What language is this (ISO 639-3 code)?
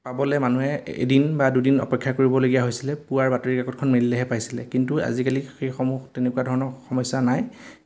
asm